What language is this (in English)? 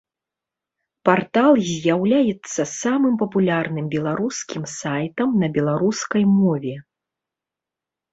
Belarusian